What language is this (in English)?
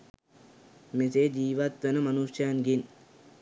Sinhala